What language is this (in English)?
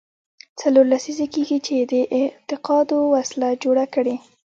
Pashto